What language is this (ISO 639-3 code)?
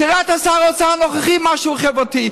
heb